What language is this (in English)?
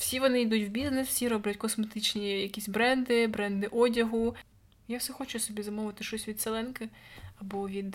Ukrainian